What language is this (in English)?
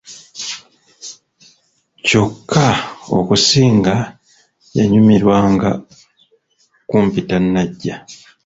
Ganda